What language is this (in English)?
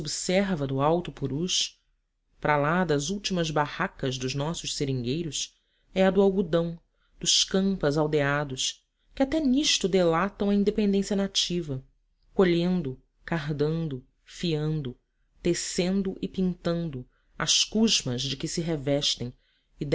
Portuguese